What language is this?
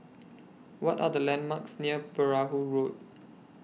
English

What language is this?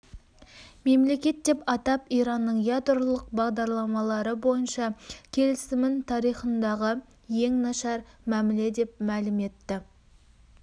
Kazakh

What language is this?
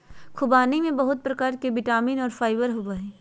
Magahi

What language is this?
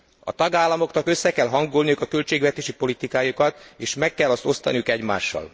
Hungarian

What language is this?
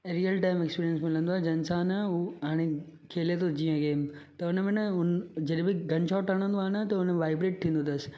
Sindhi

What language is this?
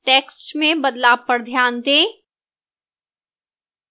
Hindi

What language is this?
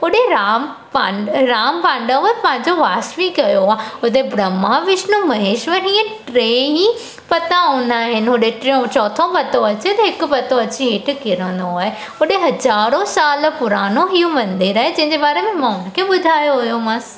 Sindhi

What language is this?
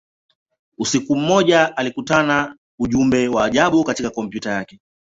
Swahili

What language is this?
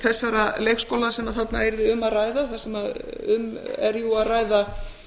Icelandic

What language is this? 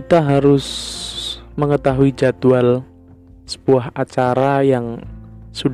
Indonesian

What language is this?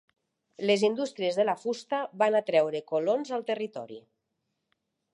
Catalan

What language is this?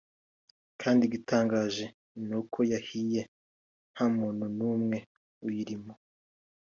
Kinyarwanda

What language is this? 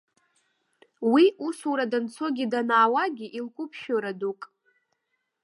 Abkhazian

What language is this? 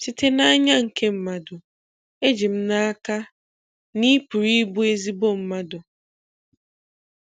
Igbo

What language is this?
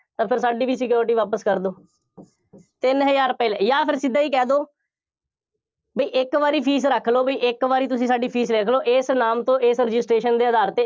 Punjabi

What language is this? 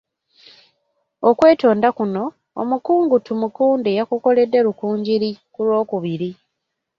Ganda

